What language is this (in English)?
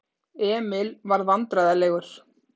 Icelandic